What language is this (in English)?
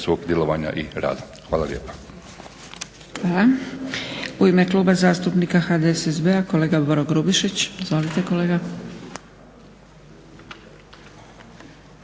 Croatian